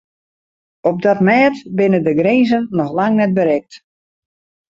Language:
Western Frisian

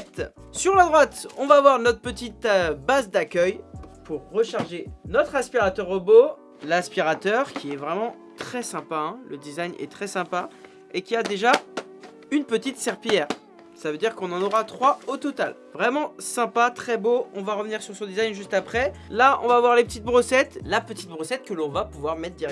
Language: French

